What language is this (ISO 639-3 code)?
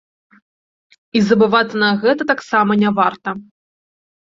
bel